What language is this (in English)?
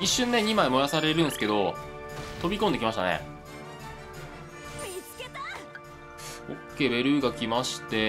Japanese